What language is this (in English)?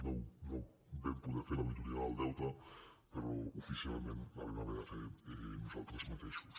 Catalan